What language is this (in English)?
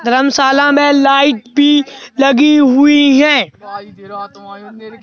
Hindi